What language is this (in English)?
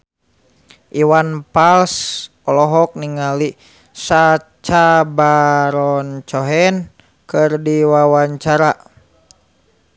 Sundanese